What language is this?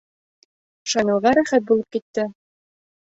Bashkir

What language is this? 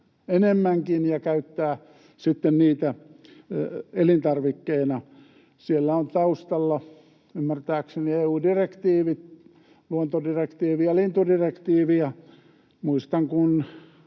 Finnish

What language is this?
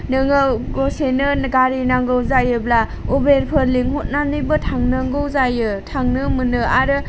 Bodo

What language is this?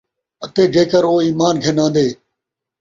Saraiki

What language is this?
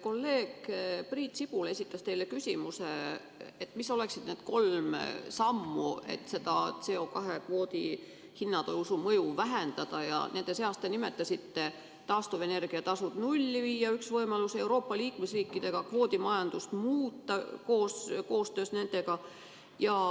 Estonian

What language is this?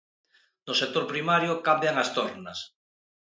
Galician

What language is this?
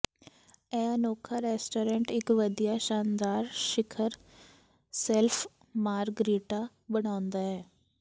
Punjabi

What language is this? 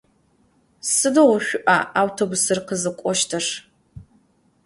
Adyghe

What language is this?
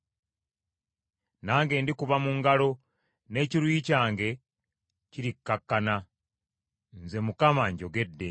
Ganda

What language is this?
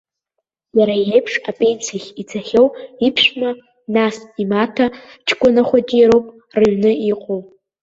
Abkhazian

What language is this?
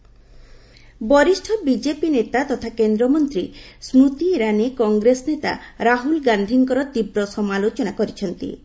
Odia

